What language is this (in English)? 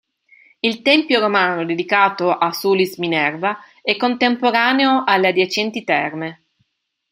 Italian